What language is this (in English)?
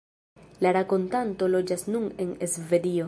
Esperanto